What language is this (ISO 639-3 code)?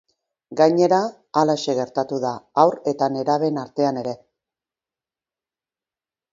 eus